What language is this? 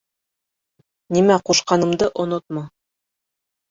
Bashkir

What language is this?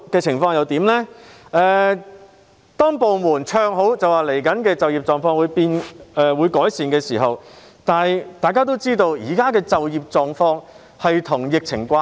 Cantonese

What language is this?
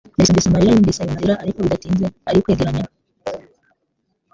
Kinyarwanda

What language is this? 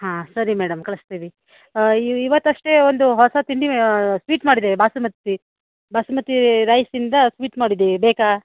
Kannada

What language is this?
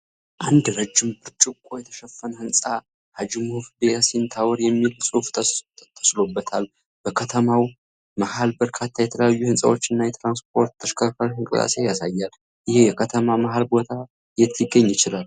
Amharic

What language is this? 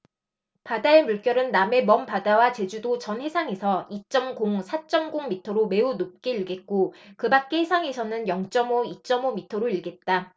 Korean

